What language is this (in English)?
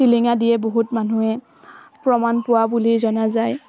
Assamese